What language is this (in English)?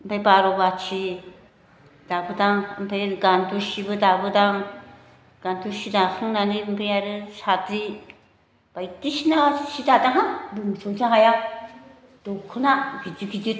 Bodo